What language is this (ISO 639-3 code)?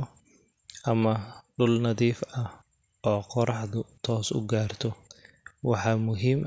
som